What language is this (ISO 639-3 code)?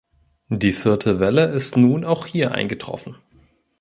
deu